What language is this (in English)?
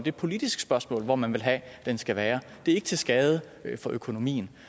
Danish